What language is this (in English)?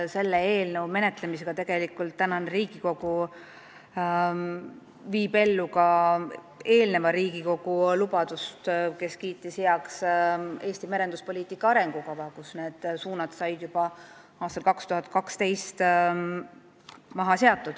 Estonian